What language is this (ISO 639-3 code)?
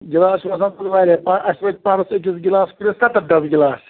kas